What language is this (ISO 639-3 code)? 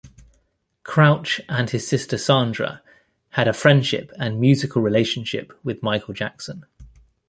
eng